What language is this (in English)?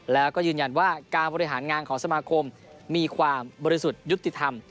Thai